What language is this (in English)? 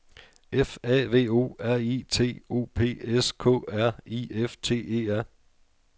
Danish